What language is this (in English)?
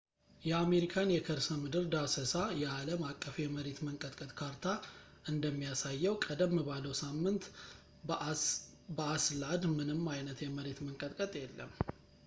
Amharic